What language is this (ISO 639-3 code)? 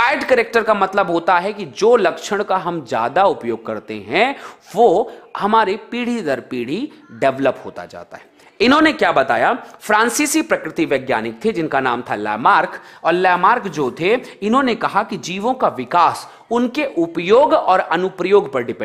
hin